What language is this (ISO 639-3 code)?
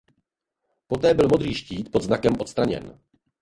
ces